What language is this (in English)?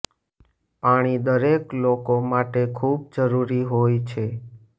Gujarati